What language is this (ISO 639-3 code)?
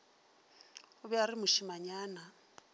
nso